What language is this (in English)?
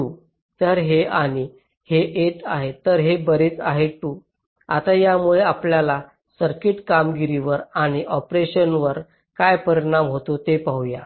Marathi